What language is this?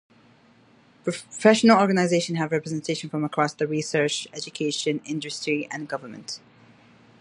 English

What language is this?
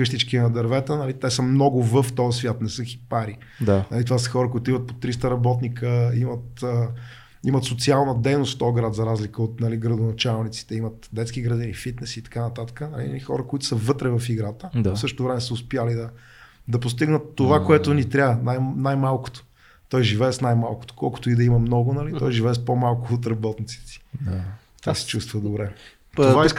Bulgarian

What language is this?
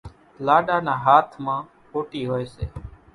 Kachi Koli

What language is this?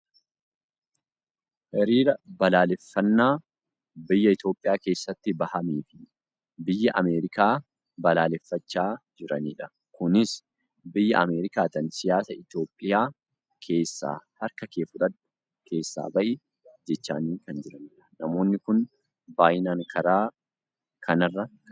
Oromo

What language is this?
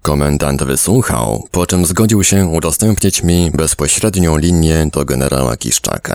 Polish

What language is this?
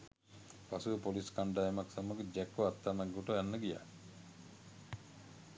Sinhala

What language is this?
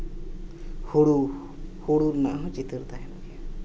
Santali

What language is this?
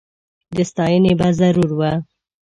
Pashto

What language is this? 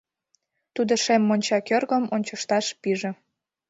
Mari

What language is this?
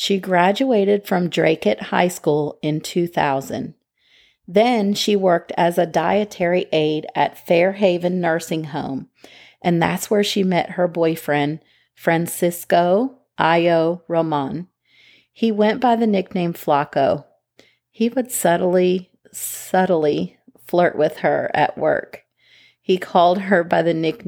English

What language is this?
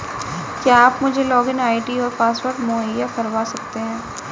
Hindi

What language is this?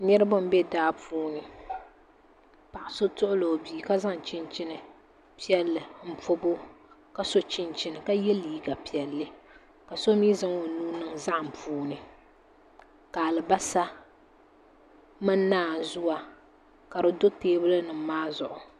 Dagbani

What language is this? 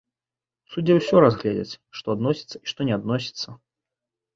Belarusian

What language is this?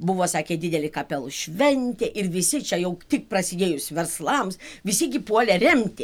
Lithuanian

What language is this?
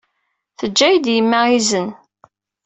Kabyle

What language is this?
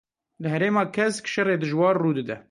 Kurdish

